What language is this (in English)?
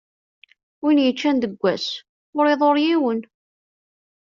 Kabyle